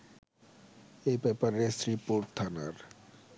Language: Bangla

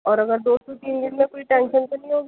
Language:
Urdu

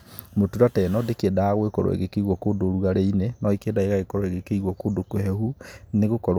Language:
Kikuyu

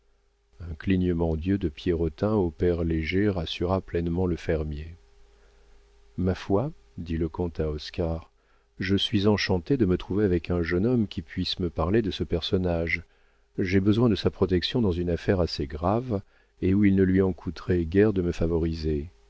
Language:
French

